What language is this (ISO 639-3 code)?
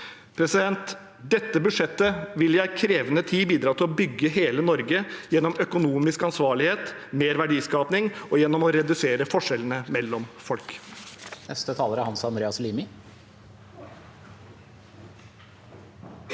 nor